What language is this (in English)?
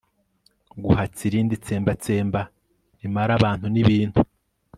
Kinyarwanda